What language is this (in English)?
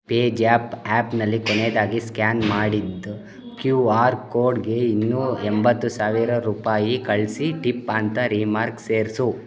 Kannada